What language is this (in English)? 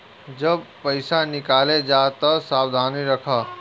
Bhojpuri